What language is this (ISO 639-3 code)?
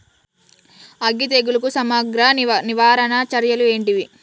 tel